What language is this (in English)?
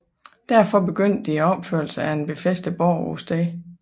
Danish